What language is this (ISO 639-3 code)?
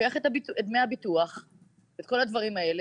heb